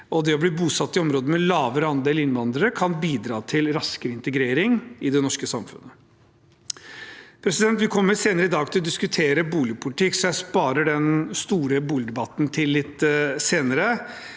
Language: Norwegian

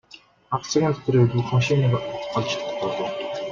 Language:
Mongolian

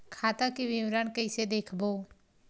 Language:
Chhattisgarhi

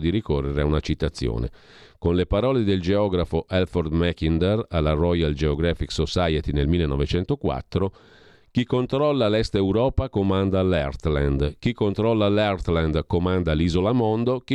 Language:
Italian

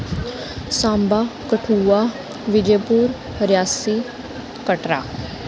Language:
Dogri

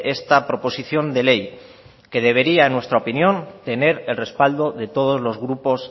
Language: Spanish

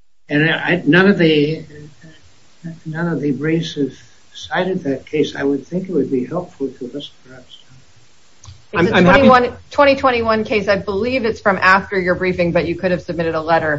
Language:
English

